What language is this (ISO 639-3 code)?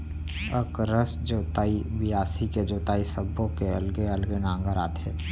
hne